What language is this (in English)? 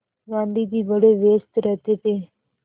Hindi